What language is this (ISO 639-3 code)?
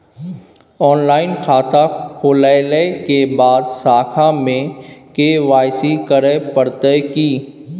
mai